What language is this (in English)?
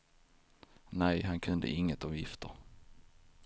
Swedish